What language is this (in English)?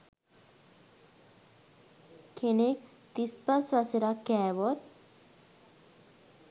Sinhala